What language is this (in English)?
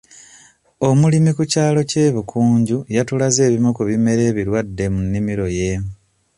Ganda